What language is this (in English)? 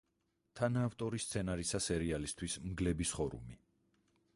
Georgian